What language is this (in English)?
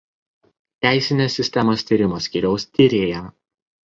Lithuanian